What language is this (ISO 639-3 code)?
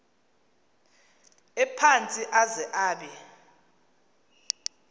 xho